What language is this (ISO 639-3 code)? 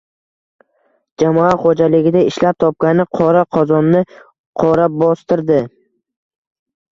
uzb